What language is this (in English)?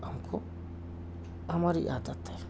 Urdu